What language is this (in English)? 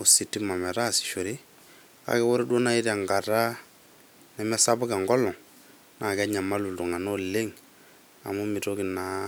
Masai